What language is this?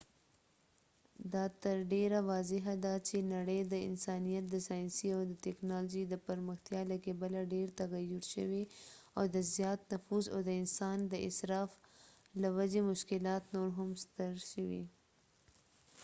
Pashto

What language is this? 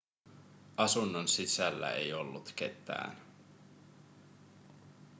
Finnish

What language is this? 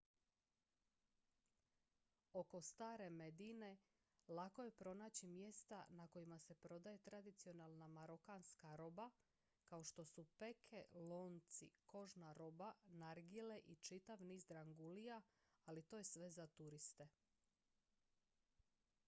Croatian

